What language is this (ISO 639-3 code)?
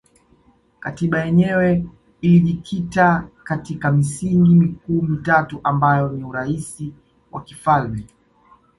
swa